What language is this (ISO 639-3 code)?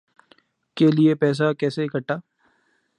urd